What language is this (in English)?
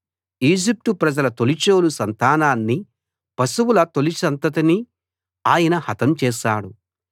Telugu